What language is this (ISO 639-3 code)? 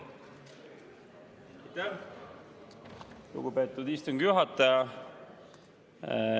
est